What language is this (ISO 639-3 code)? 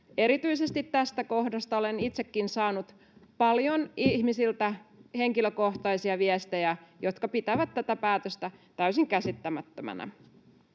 fin